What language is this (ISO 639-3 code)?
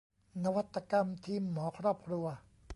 tha